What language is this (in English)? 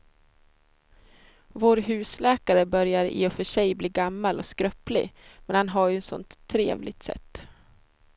Swedish